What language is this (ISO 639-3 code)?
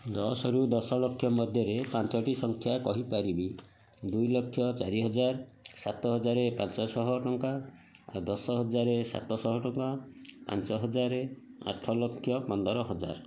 ori